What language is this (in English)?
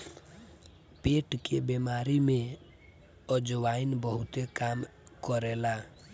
Bhojpuri